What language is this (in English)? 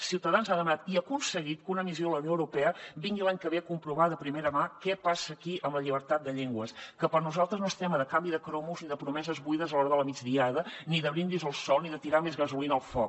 Catalan